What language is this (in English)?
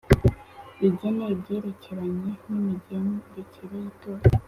Kinyarwanda